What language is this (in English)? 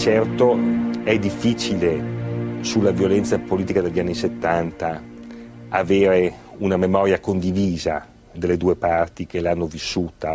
Italian